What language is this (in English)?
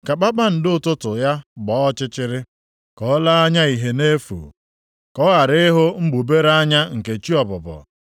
Igbo